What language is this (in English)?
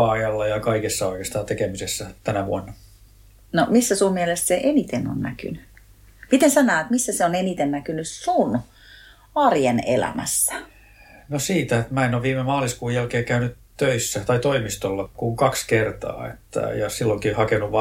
Finnish